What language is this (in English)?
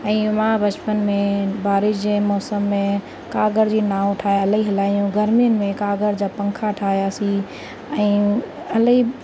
Sindhi